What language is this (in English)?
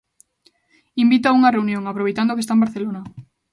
Galician